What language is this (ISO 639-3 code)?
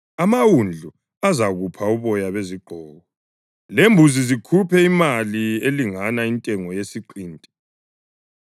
nde